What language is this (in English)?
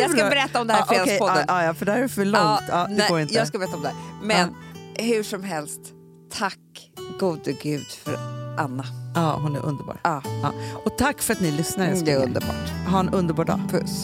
Swedish